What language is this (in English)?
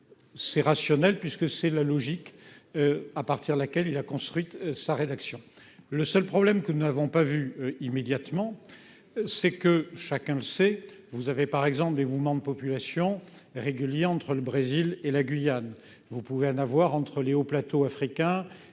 French